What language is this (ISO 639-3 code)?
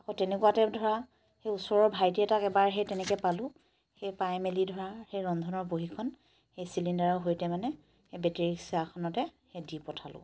asm